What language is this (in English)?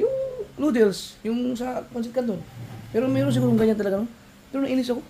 Filipino